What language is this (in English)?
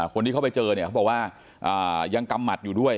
Thai